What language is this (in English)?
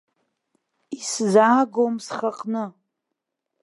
Abkhazian